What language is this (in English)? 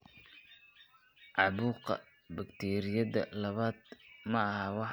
Somali